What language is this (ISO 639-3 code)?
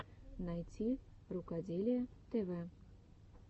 rus